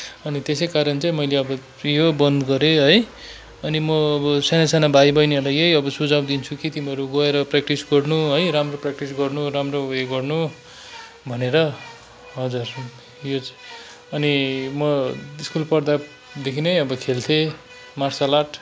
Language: Nepali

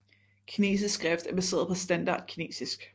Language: Danish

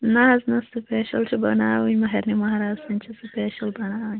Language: Kashmiri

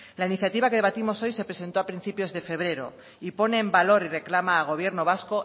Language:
Spanish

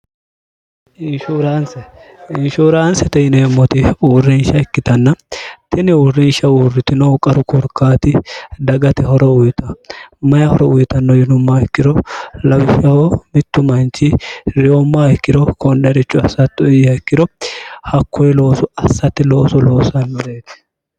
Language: Sidamo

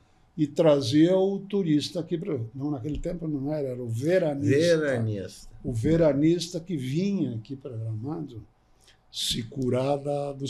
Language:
Portuguese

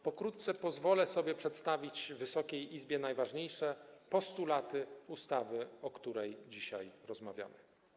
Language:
Polish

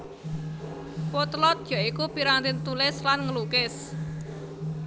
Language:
Javanese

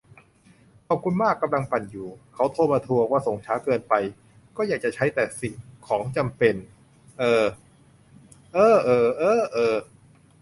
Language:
Thai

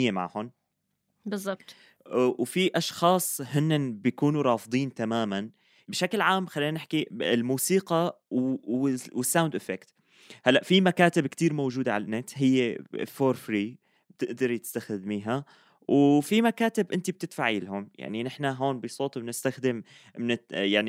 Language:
Arabic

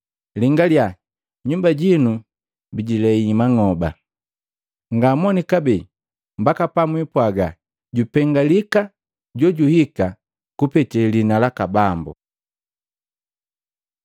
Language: Matengo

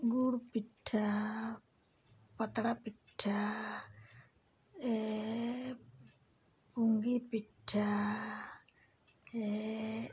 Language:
Santali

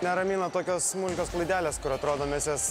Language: Lithuanian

